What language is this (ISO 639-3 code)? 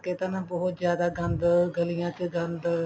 pan